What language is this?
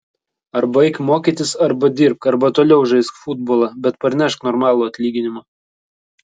Lithuanian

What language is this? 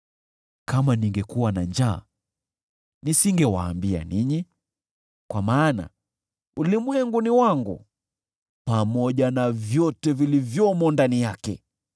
Swahili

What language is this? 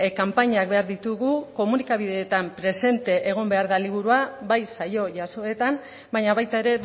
Basque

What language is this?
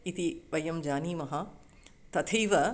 Sanskrit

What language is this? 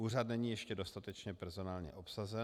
Czech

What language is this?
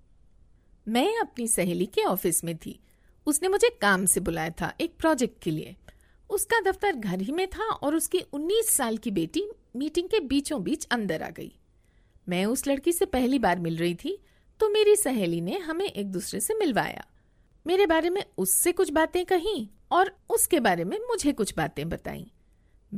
Hindi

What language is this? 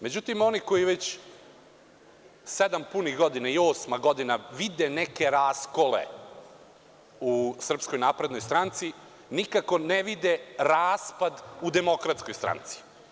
Serbian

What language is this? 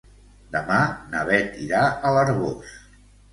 Catalan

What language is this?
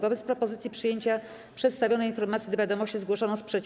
Polish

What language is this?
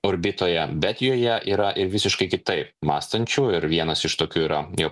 Lithuanian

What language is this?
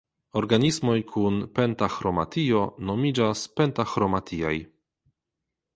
Esperanto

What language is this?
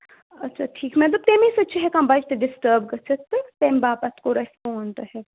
Kashmiri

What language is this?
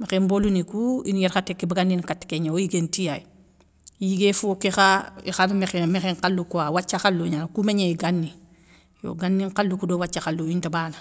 Soninke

